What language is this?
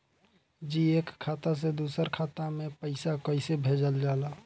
Bhojpuri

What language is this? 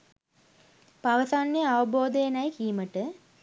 Sinhala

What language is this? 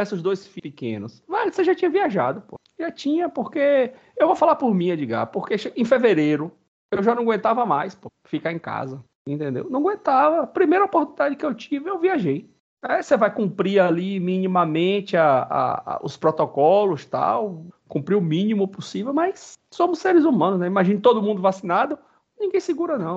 Portuguese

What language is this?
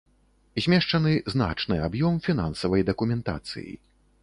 Belarusian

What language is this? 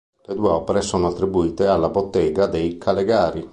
Italian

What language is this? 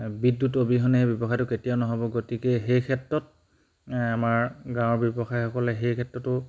Assamese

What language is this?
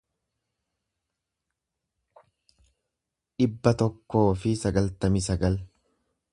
Oromo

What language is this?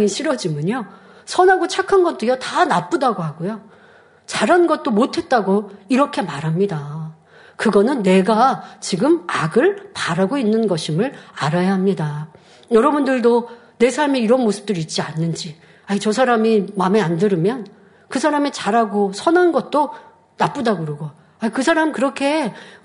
Korean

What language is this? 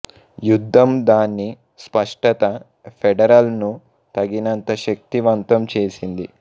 Telugu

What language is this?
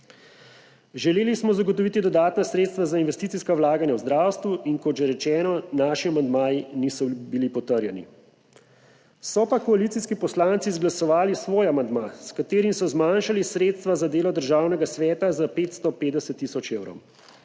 Slovenian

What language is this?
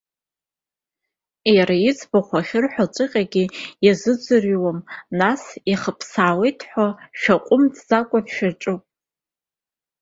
Abkhazian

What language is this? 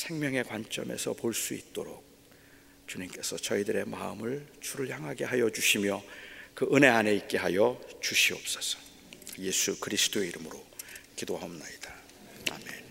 Korean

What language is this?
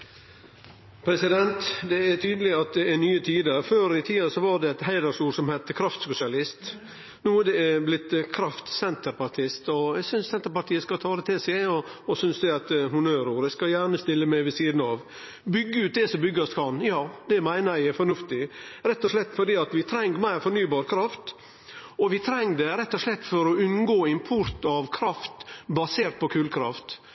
Norwegian Nynorsk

